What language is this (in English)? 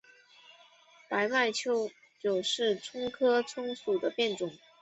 Chinese